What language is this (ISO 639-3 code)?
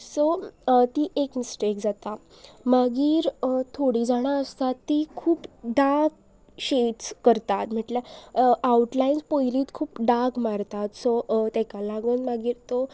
kok